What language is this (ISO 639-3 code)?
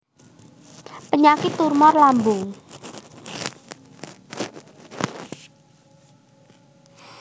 jav